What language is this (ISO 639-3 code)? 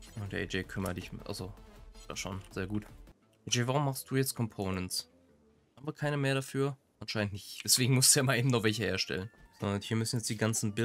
deu